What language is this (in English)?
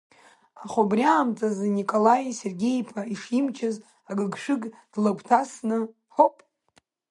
Abkhazian